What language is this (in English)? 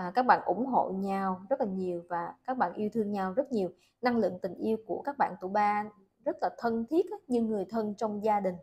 Vietnamese